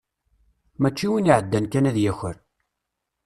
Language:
Kabyle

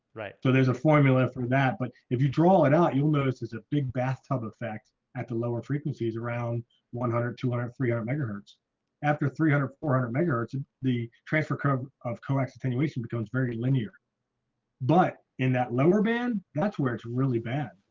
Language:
English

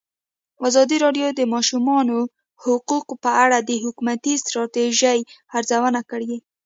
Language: Pashto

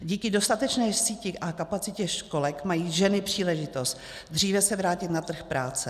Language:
Czech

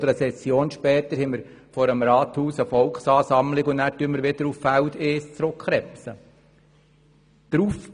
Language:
Swiss German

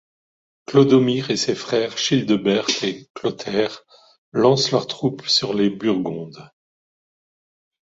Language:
French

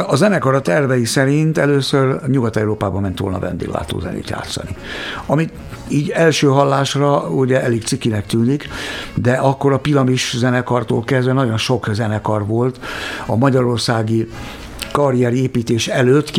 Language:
Hungarian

